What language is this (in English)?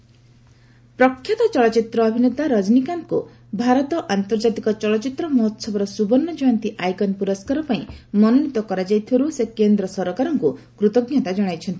Odia